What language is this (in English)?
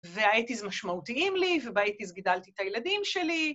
Hebrew